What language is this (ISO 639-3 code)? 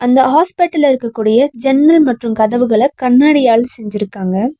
tam